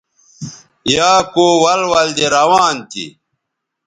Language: Bateri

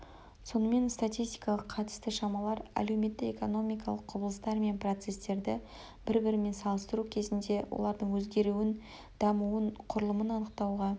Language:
Kazakh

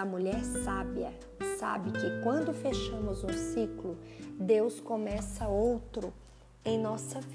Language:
Portuguese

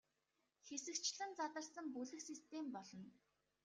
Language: Mongolian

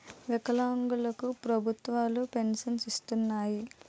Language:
Telugu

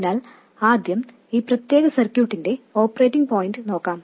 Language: Malayalam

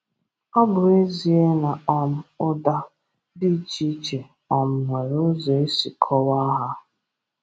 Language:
Igbo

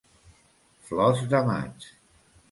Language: Catalan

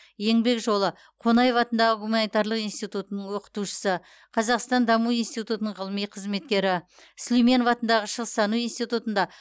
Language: Kazakh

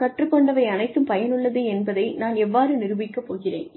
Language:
Tamil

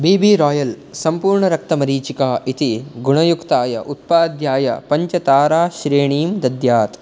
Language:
Sanskrit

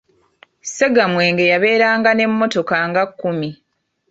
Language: Ganda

